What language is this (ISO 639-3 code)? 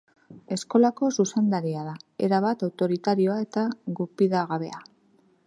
eus